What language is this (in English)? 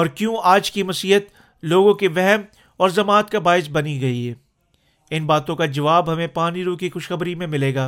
Urdu